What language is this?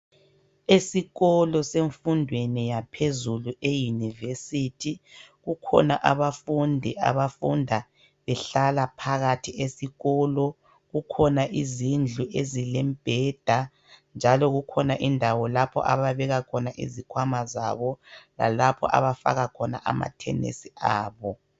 North Ndebele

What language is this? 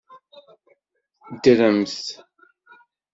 Kabyle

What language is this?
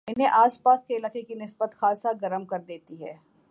Urdu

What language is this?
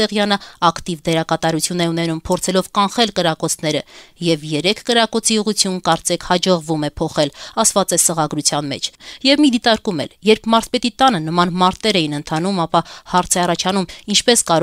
Romanian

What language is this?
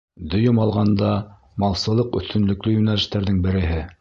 Bashkir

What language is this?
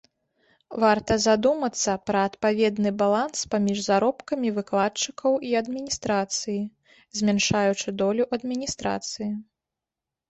Belarusian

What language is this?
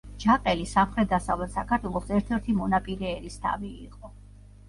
Georgian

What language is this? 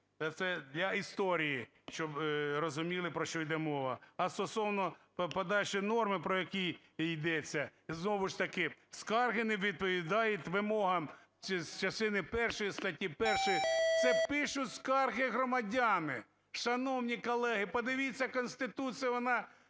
Ukrainian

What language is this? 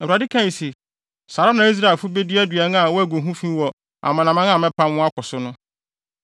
Akan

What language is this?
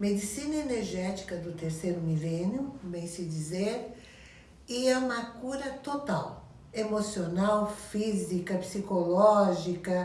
Portuguese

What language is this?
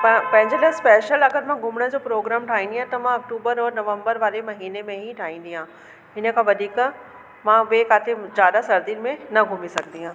Sindhi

